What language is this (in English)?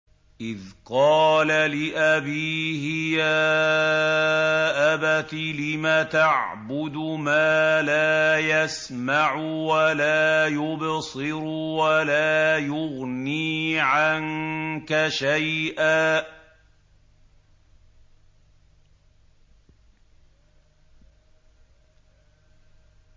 Arabic